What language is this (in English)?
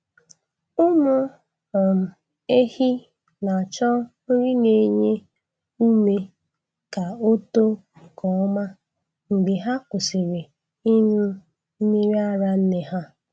Igbo